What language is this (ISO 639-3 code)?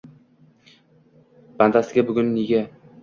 uzb